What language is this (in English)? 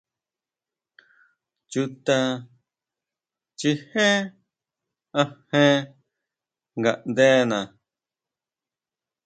Huautla Mazatec